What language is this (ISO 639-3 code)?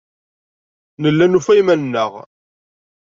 kab